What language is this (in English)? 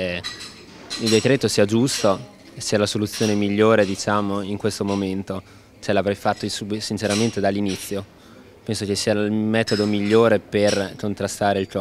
Italian